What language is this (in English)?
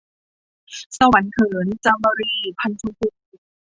Thai